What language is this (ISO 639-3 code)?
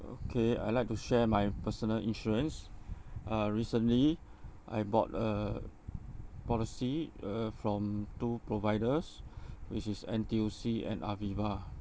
eng